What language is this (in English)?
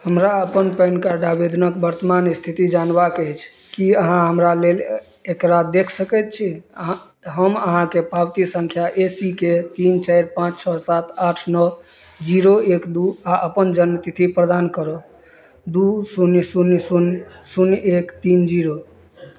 Maithili